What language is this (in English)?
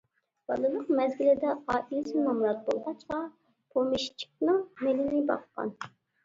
Uyghur